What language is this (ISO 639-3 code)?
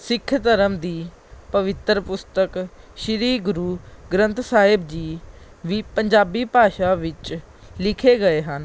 pan